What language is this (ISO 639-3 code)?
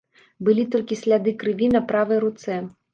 bel